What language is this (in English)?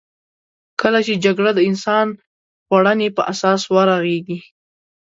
Pashto